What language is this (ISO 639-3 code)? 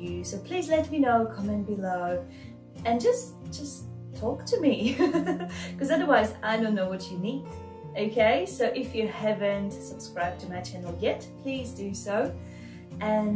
eng